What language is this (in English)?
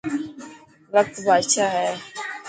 Dhatki